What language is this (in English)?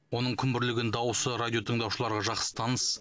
Kazakh